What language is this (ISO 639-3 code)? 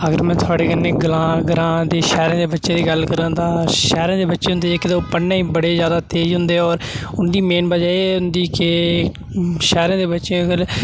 doi